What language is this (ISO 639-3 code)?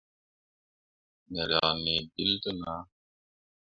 mua